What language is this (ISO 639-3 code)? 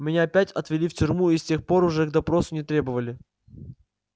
rus